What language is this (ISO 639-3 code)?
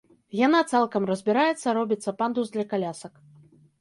bel